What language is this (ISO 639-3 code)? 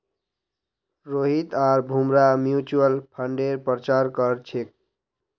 mag